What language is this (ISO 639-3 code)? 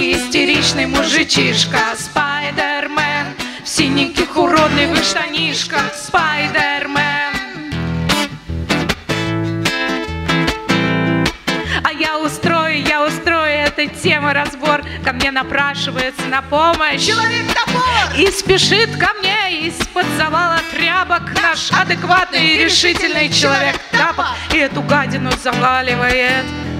rus